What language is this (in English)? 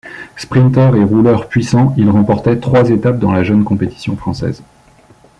French